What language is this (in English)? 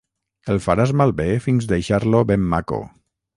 Catalan